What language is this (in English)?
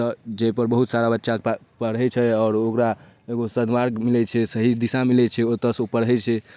Maithili